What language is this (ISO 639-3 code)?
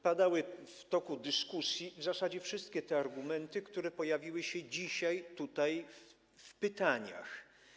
pol